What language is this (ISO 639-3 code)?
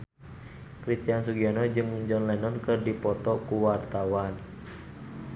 sun